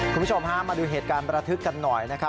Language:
Thai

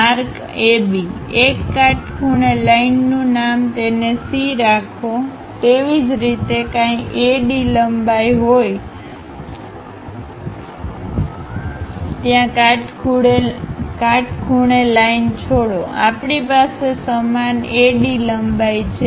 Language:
Gujarati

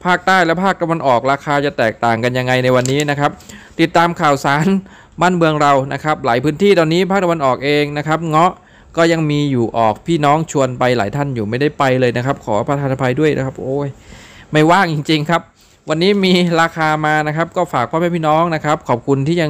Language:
Thai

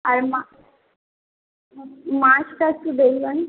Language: Bangla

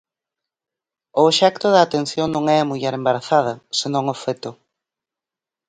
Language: Galician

